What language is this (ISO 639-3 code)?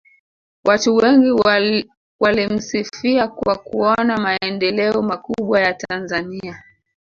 swa